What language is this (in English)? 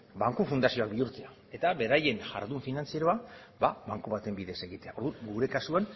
Basque